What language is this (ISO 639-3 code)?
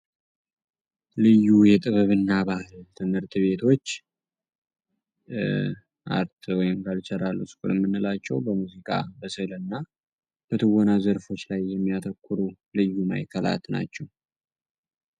amh